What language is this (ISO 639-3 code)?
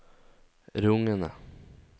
nor